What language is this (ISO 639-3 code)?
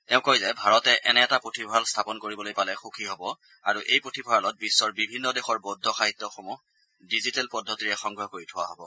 asm